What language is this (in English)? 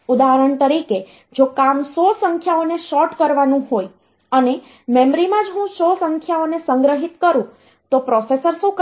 Gujarati